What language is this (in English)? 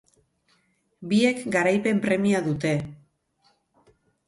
Basque